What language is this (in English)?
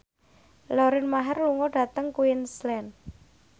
Javanese